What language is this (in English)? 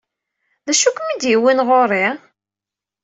Kabyle